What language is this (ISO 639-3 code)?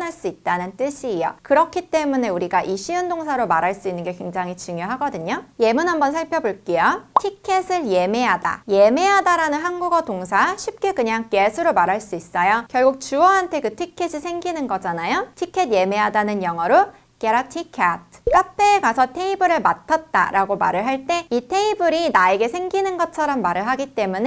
kor